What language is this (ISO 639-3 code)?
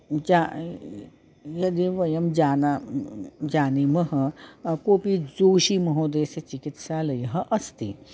san